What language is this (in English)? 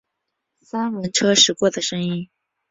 Chinese